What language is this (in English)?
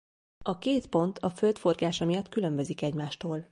Hungarian